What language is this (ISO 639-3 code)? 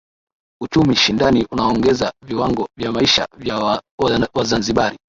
swa